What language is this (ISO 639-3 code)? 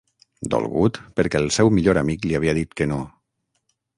cat